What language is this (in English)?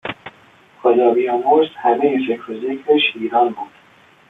Persian